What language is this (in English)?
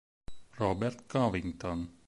Italian